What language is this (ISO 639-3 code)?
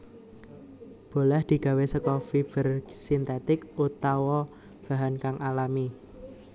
jav